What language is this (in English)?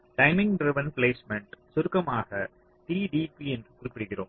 Tamil